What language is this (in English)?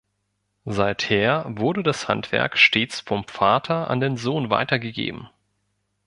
German